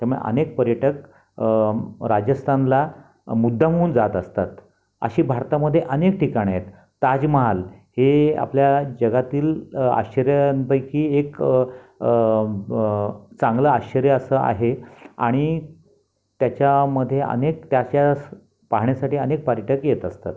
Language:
Marathi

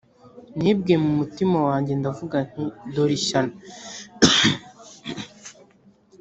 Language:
Kinyarwanda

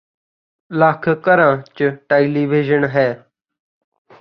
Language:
Punjabi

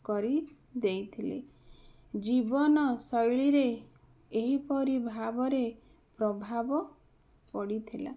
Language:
Odia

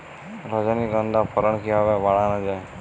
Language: Bangla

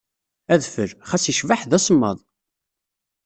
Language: Kabyle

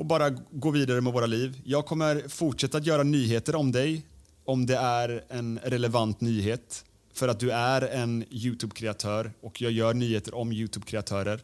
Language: Swedish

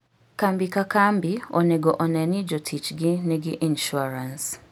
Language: Luo (Kenya and Tanzania)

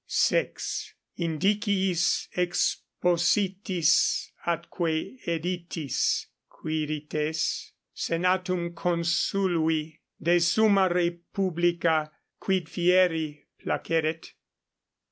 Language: English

